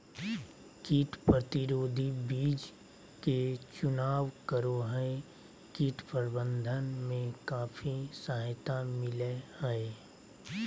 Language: Magahi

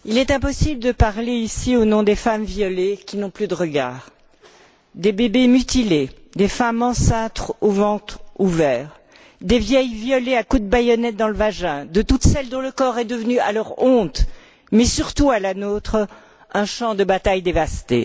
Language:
French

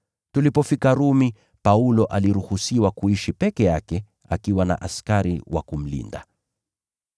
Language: Swahili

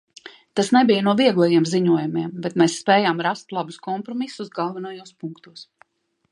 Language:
Latvian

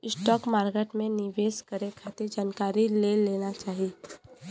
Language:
Bhojpuri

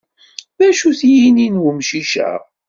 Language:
Kabyle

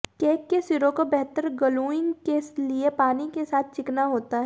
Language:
Hindi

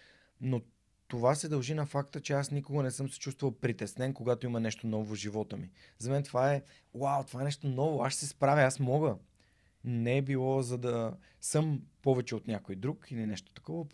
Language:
Bulgarian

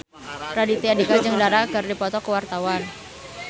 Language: Sundanese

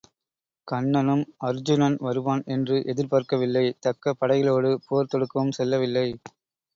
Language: Tamil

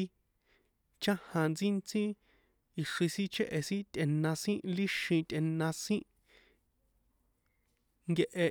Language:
San Juan Atzingo Popoloca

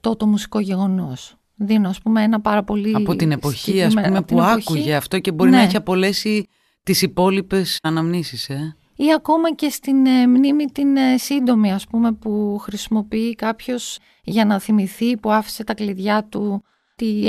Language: Greek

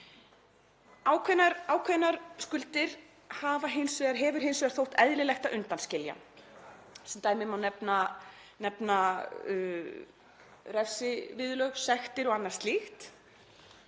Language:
Icelandic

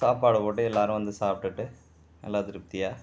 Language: Tamil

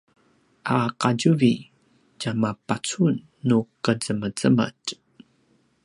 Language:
Paiwan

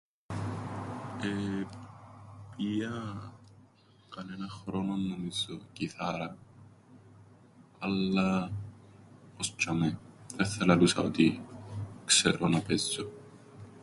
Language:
Greek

